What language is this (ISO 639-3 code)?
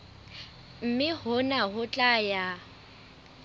sot